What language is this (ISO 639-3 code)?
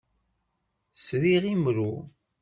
kab